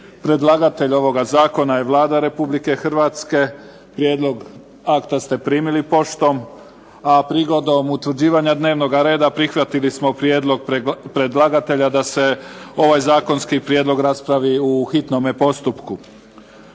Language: Croatian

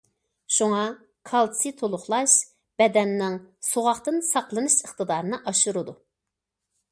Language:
Uyghur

